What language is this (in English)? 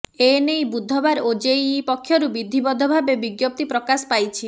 Odia